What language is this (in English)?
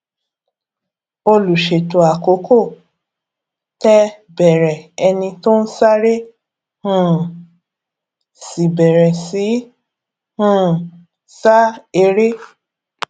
Yoruba